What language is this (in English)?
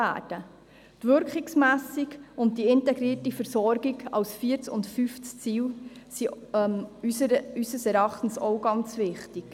Swiss German